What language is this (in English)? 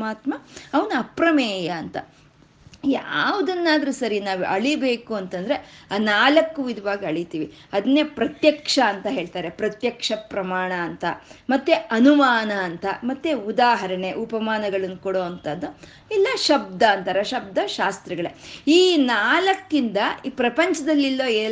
Kannada